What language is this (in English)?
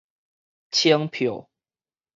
Min Nan Chinese